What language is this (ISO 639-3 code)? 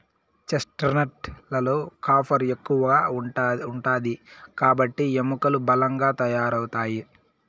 tel